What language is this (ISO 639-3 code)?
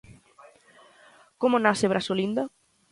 glg